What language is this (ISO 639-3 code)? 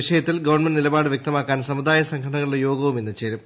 mal